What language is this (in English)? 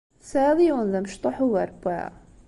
Kabyle